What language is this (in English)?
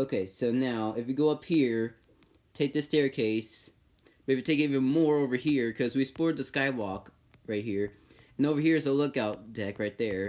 English